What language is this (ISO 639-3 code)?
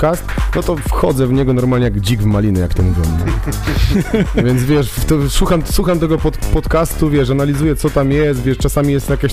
pol